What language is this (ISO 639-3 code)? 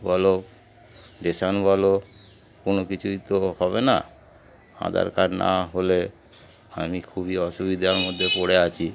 ben